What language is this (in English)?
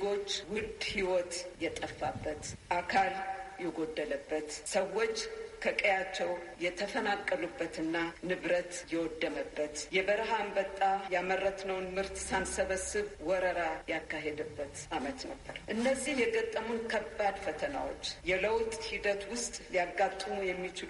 Amharic